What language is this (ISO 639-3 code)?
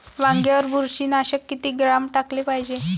mar